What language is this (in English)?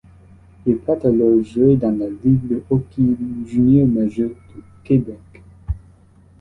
French